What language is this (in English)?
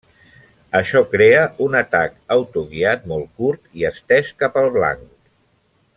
Catalan